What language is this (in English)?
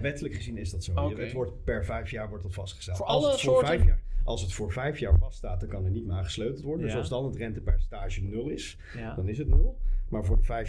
Dutch